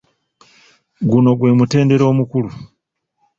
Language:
Ganda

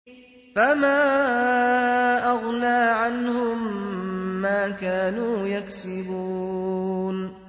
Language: Arabic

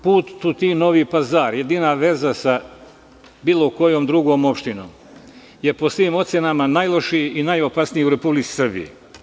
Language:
Serbian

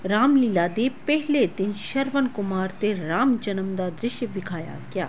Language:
Punjabi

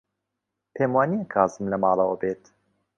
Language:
Central Kurdish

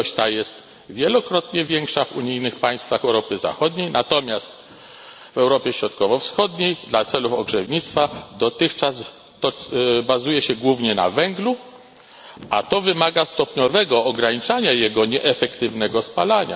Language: Polish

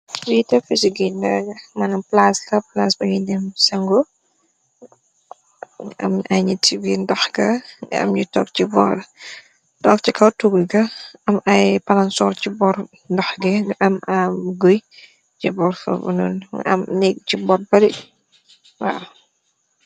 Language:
Wolof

